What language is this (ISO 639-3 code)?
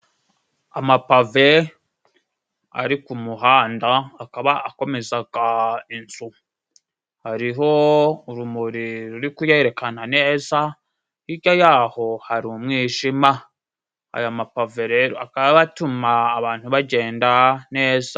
kin